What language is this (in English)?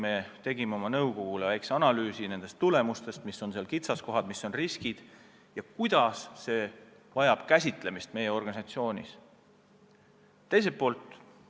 Estonian